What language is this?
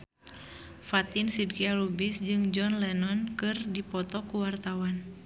Sundanese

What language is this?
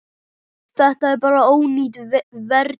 Icelandic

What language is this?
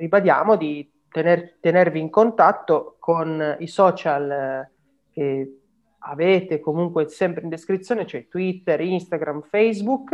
Italian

